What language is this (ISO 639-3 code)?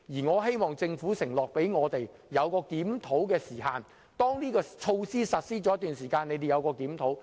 yue